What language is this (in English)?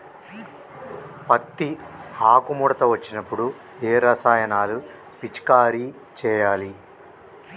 Telugu